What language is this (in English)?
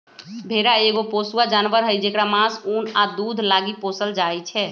Magahi